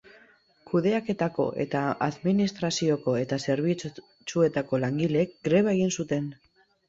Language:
Basque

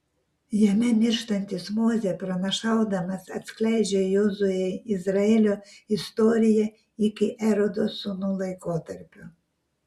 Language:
Lithuanian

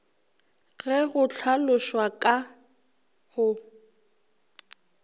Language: Northern Sotho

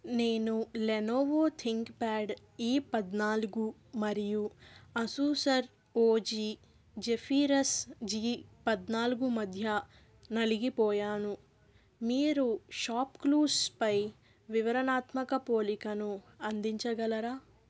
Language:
Telugu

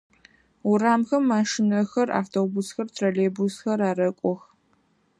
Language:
Adyghe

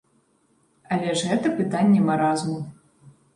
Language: Belarusian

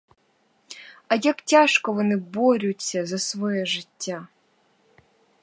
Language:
Ukrainian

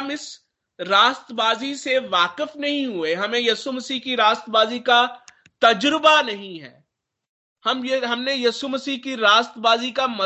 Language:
Hindi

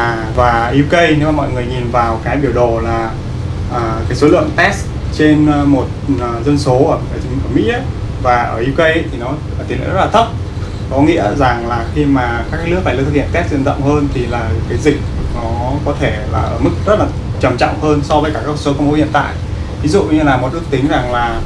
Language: Vietnamese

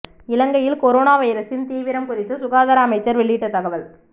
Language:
Tamil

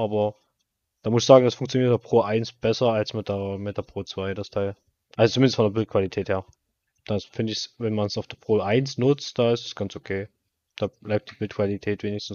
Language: German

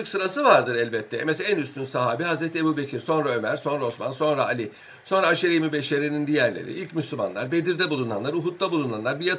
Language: Turkish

